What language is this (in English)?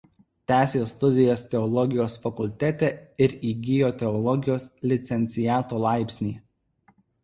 Lithuanian